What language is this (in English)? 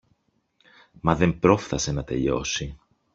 Greek